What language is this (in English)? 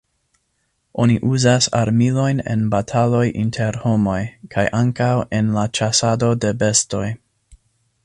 Esperanto